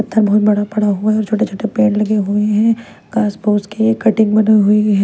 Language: Hindi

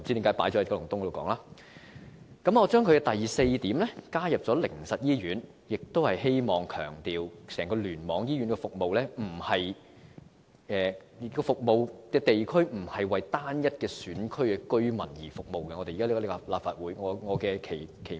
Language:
Cantonese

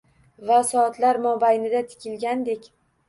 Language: Uzbek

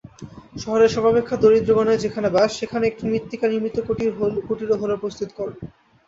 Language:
Bangla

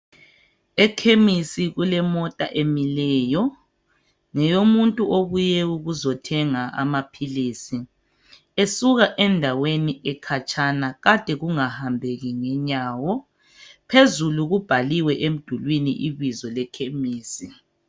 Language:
North Ndebele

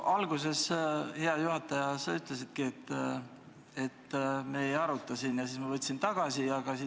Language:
Estonian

